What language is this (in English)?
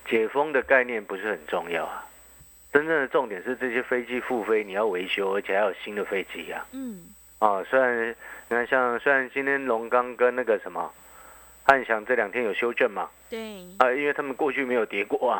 Chinese